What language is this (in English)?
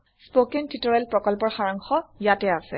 Assamese